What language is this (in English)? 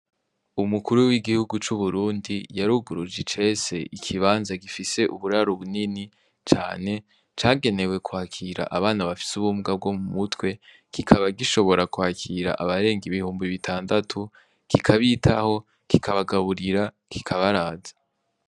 Rundi